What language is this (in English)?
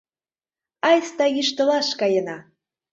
Mari